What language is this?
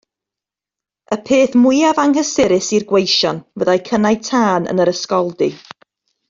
Welsh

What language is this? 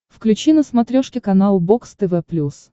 Russian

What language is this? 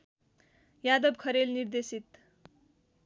Nepali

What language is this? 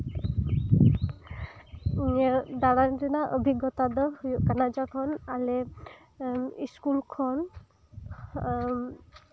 Santali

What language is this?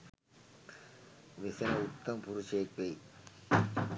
Sinhala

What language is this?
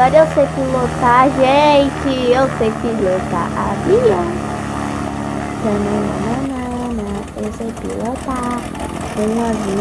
Portuguese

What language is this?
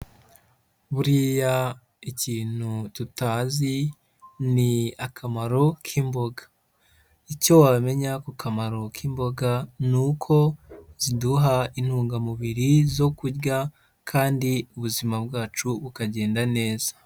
Kinyarwanda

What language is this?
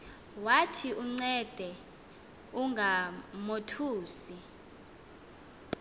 Xhosa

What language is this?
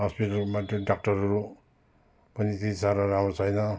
Nepali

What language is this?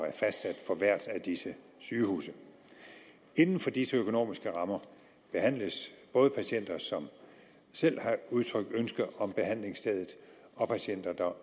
Danish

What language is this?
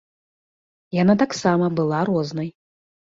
Belarusian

